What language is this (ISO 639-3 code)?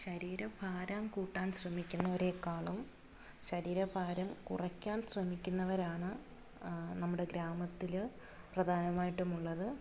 mal